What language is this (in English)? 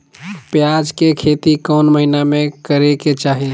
Magahi